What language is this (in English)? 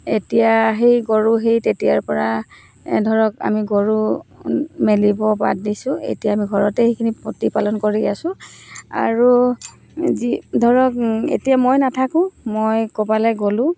Assamese